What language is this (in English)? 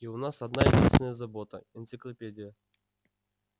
Russian